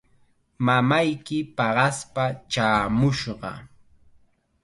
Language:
Chiquián Ancash Quechua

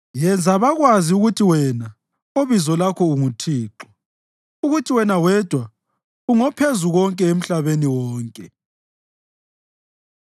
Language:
North Ndebele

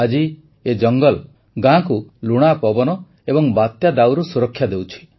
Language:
Odia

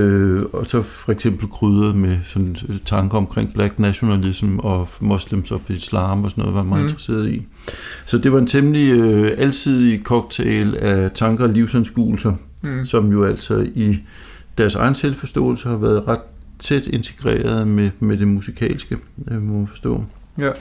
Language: Danish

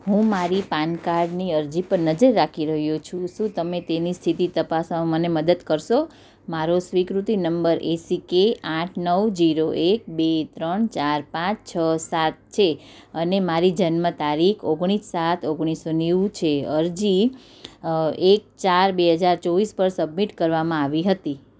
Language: Gujarati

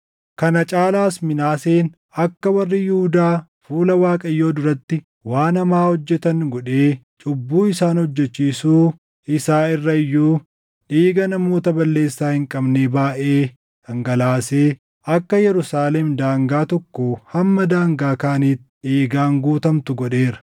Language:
Oromo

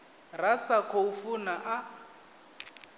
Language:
Venda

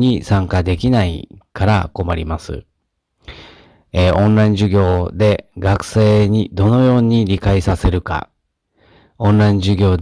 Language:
Japanese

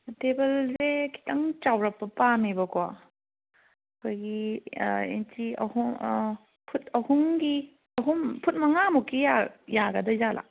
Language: Manipuri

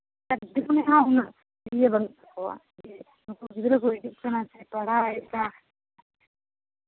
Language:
Santali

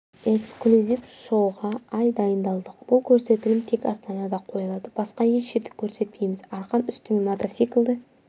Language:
Kazakh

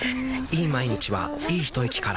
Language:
Japanese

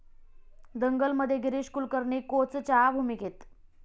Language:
Marathi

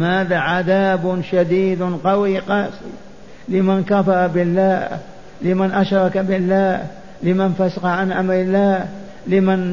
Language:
Arabic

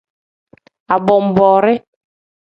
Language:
Tem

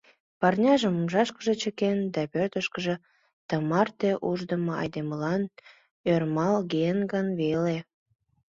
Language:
Mari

